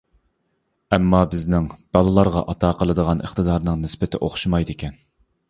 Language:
Uyghur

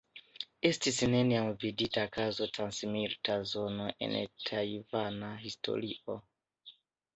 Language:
Esperanto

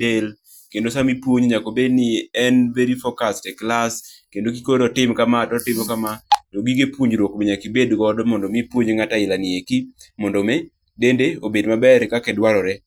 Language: Luo (Kenya and Tanzania)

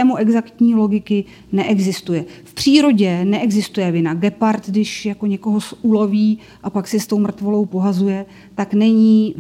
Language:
Czech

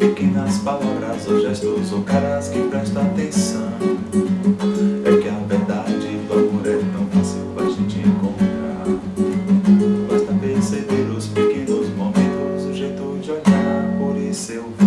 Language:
Portuguese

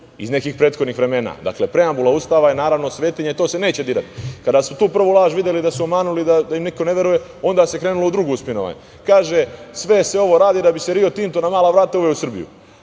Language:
Serbian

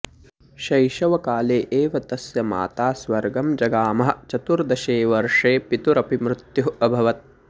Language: Sanskrit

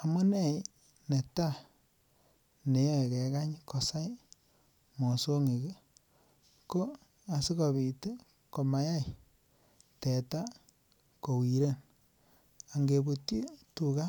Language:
Kalenjin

